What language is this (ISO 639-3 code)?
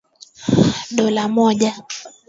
swa